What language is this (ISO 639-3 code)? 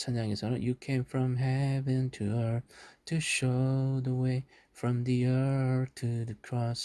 kor